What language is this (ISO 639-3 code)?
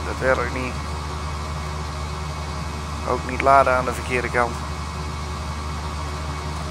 nld